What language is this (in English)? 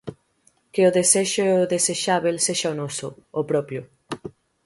Galician